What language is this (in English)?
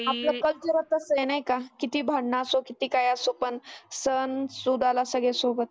Marathi